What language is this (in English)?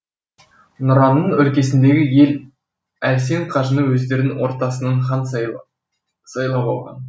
Kazakh